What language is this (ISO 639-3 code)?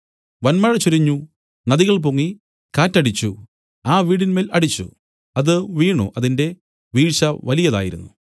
mal